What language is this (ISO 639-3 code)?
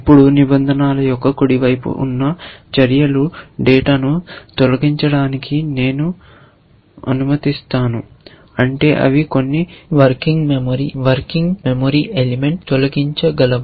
tel